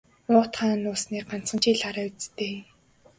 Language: Mongolian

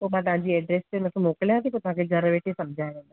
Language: Sindhi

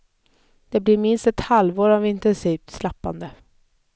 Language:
Swedish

